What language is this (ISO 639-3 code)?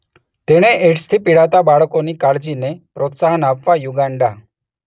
guj